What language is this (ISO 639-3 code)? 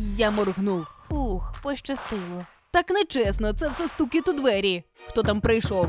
ukr